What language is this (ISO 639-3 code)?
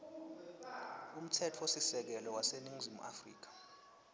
ssw